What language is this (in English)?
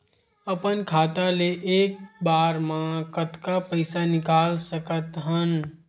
Chhattisgarhi